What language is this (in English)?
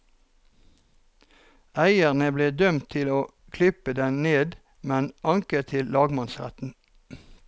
Norwegian